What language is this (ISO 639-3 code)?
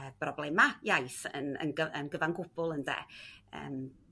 cym